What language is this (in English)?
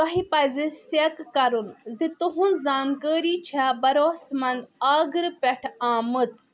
Kashmiri